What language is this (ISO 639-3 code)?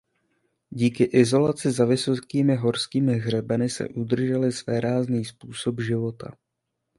ces